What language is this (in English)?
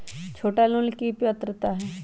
Magahi